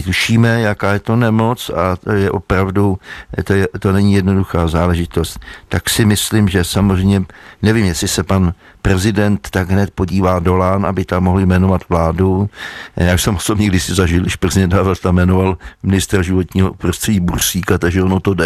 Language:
Czech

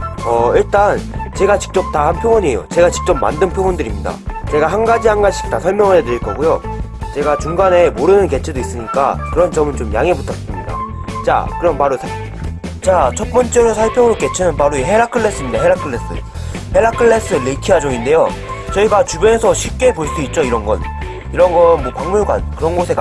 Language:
Korean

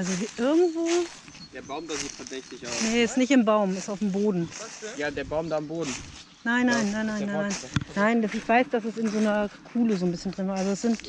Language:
German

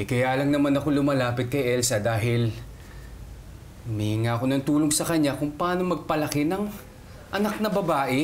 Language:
Filipino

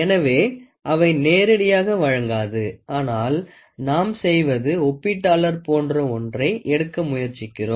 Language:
Tamil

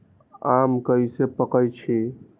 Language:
Magahi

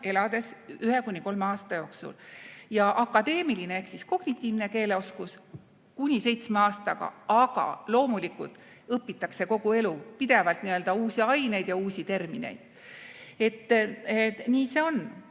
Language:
Estonian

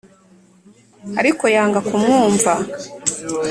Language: Kinyarwanda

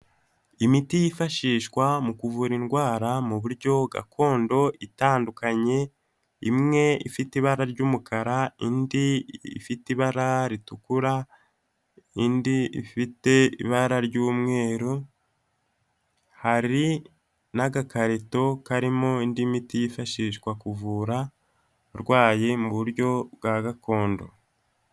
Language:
Kinyarwanda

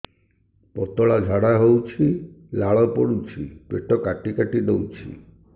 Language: Odia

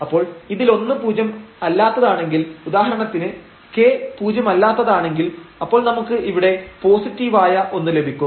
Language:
Malayalam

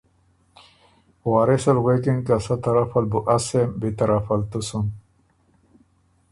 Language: Ormuri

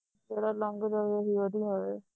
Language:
Punjabi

